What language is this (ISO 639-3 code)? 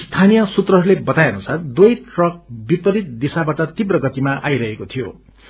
nep